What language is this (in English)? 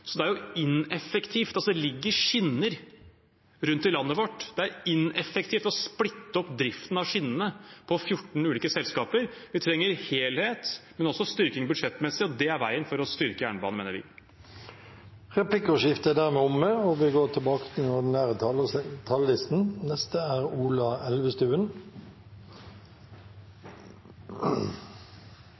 Norwegian